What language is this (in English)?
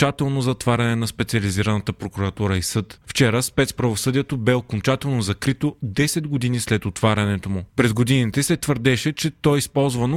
Bulgarian